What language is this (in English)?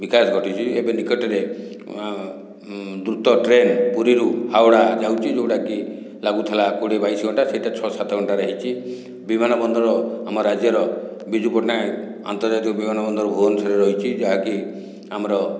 Odia